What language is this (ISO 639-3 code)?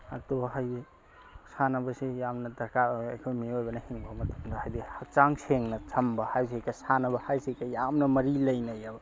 mni